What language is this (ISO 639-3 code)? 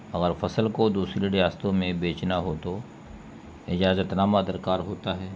urd